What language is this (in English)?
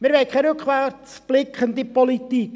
Swiss German